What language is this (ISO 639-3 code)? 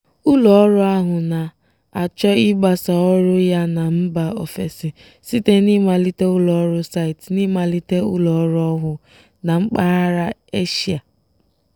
ibo